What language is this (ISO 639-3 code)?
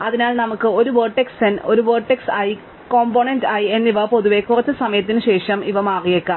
mal